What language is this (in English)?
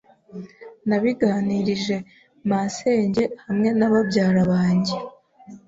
Kinyarwanda